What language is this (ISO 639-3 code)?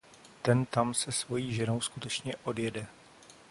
ces